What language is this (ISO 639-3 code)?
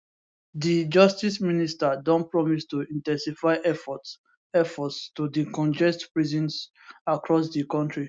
pcm